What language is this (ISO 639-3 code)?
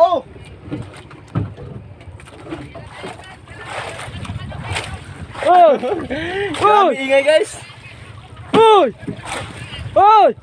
ind